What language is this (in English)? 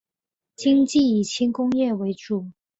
Chinese